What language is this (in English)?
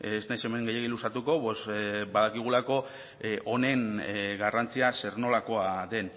Basque